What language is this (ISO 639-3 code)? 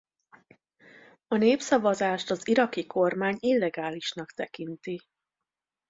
hun